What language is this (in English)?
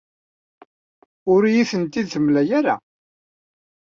Kabyle